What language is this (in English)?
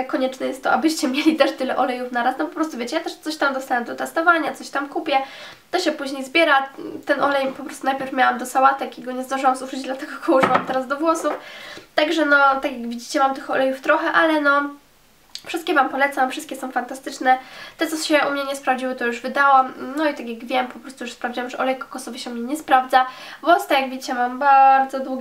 Polish